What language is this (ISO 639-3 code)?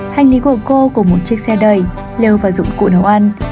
vie